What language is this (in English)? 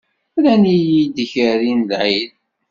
Kabyle